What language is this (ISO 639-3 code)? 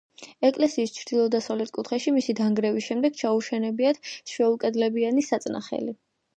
kat